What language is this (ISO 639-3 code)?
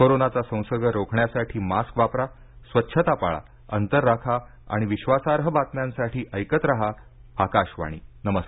mar